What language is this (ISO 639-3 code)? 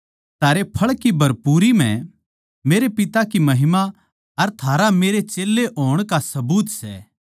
bgc